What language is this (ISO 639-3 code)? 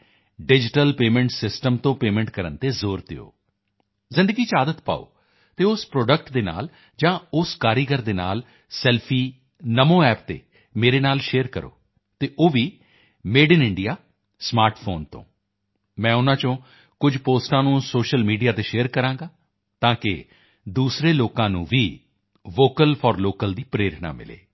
pan